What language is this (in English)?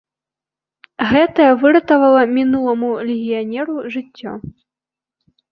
Belarusian